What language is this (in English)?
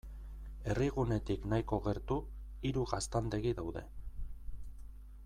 Basque